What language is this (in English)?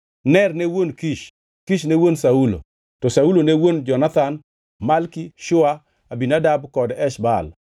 Luo (Kenya and Tanzania)